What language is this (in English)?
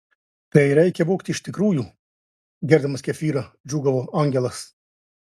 Lithuanian